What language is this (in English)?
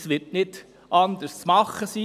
Swiss German